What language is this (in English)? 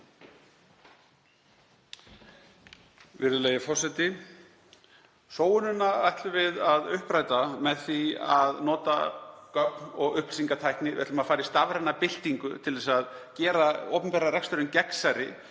Icelandic